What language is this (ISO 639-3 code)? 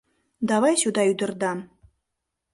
chm